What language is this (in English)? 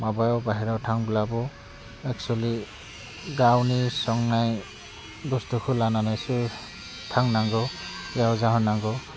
Bodo